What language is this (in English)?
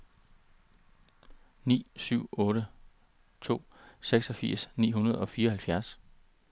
Danish